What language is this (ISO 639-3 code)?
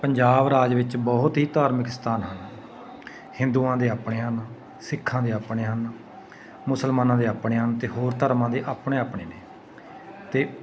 pan